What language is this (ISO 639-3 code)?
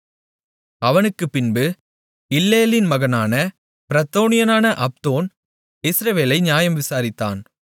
tam